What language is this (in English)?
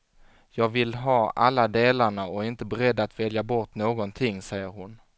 Swedish